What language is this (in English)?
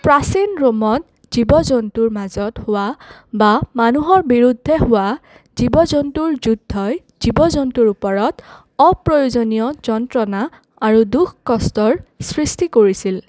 Assamese